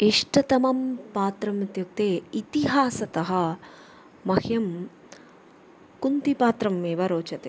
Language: Sanskrit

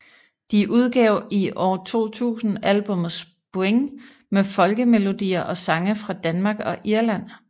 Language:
Danish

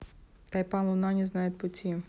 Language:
Russian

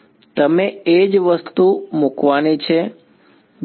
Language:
Gujarati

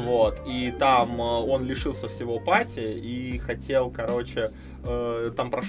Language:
Russian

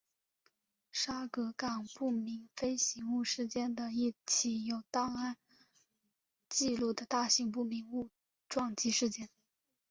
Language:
Chinese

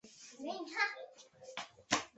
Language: Chinese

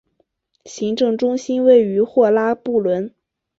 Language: Chinese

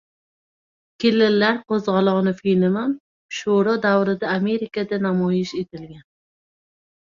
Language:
Uzbek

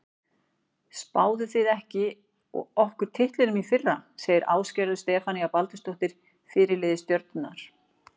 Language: Icelandic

